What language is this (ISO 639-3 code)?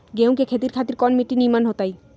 mag